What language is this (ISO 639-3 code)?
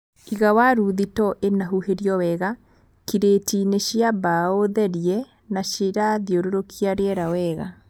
kik